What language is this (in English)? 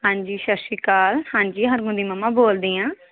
Punjabi